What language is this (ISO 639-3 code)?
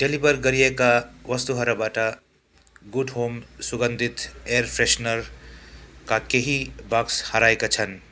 nep